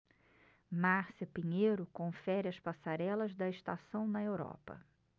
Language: Portuguese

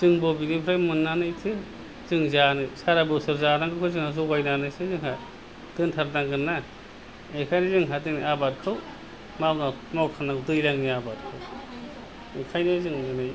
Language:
Bodo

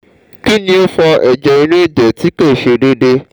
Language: Yoruba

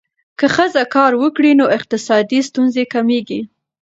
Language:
Pashto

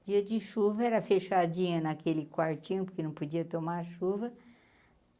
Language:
Portuguese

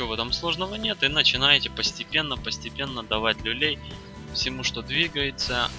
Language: Russian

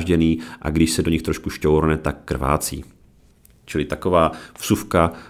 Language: Czech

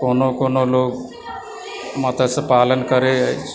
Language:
Maithili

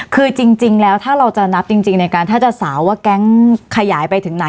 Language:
Thai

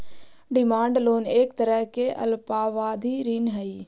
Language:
Magahi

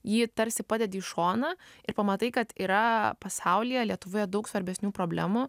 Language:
Lithuanian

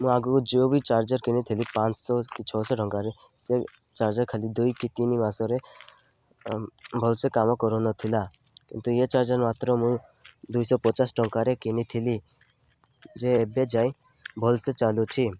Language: Odia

